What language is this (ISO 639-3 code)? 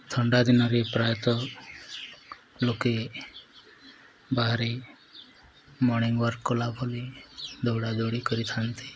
ori